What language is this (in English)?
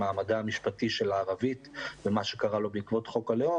Hebrew